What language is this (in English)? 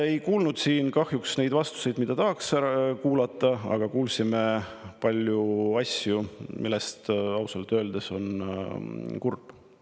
Estonian